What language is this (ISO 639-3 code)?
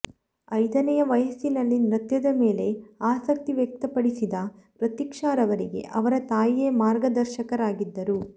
kan